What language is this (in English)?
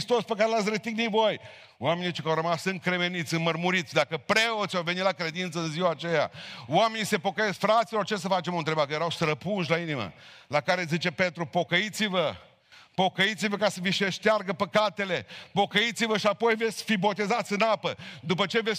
Romanian